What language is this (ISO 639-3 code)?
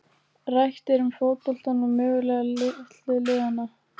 isl